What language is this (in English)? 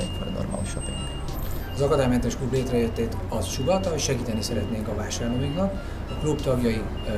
Hungarian